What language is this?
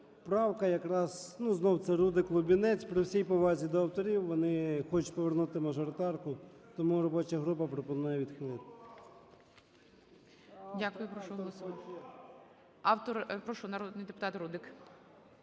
Ukrainian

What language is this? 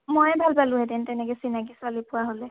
Assamese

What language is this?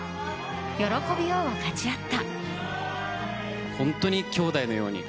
Japanese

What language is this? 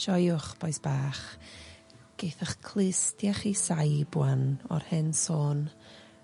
Welsh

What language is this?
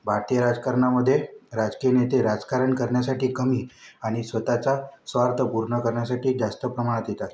Marathi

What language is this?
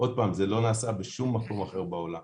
Hebrew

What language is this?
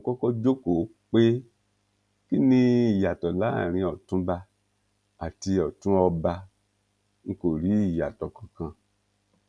Yoruba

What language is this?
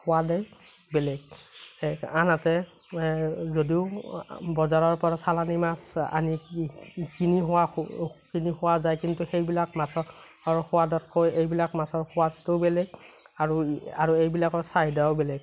Assamese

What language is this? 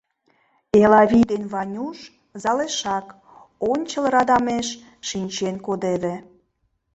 Mari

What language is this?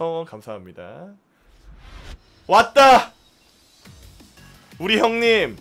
Korean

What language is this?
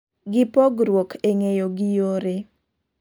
Luo (Kenya and Tanzania)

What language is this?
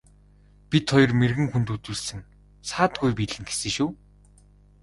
Mongolian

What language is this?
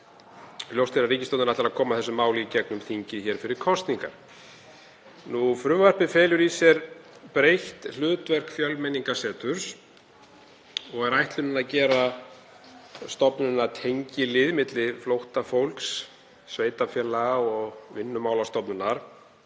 Icelandic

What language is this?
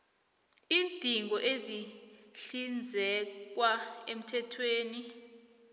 South Ndebele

